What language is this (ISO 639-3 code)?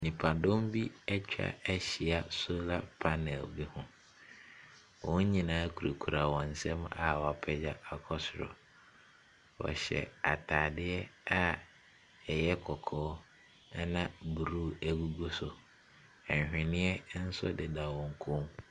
aka